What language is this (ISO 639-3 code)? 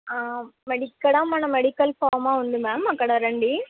tel